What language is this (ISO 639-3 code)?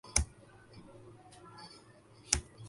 urd